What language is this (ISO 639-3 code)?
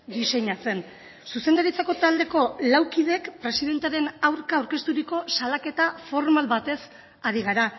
eus